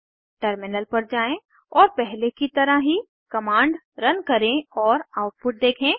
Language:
Hindi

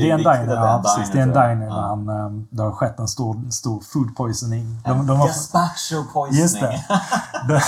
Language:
Swedish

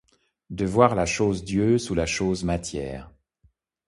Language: French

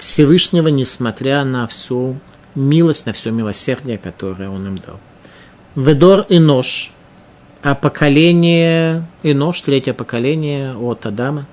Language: Russian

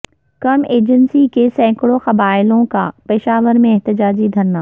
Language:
Urdu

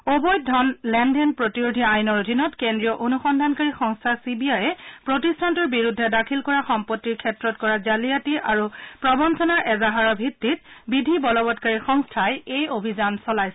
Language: Assamese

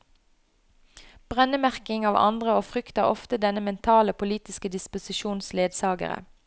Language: Norwegian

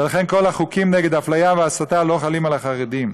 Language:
Hebrew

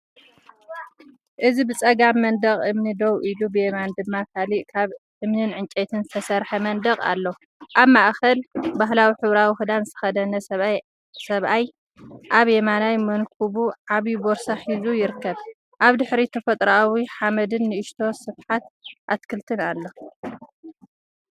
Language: Tigrinya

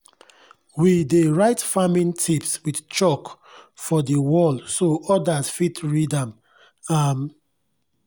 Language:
Nigerian Pidgin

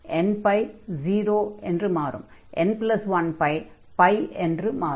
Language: Tamil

